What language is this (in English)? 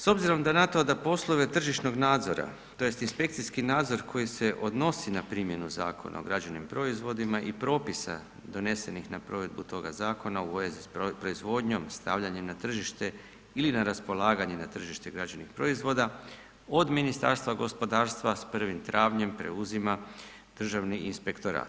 Croatian